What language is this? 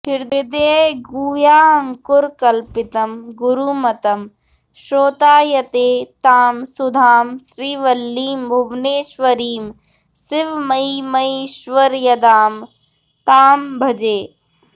Sanskrit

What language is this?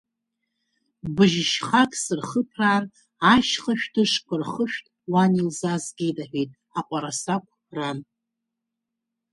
Abkhazian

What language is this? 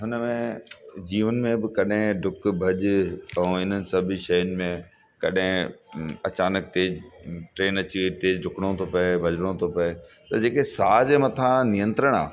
Sindhi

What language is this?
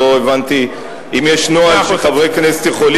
Hebrew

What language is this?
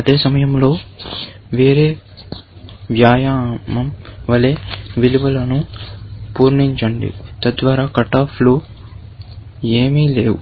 Telugu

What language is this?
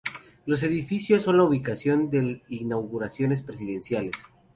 Spanish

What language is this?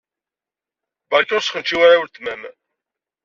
Kabyle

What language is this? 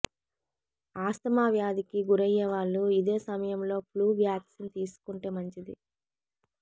Telugu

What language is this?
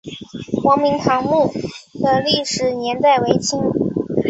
Chinese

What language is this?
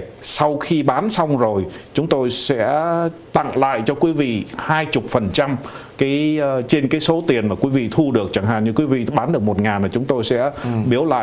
Vietnamese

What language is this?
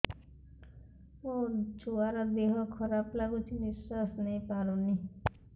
Odia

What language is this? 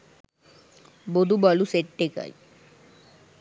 Sinhala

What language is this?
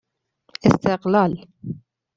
Persian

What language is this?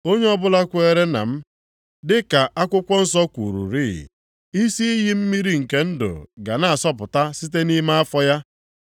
Igbo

